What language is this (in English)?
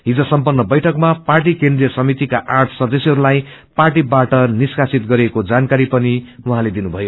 Nepali